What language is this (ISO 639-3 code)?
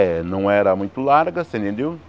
por